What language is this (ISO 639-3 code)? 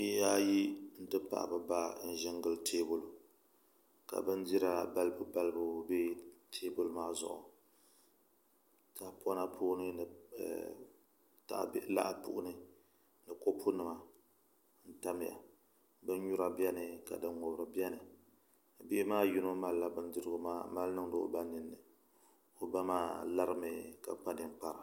dag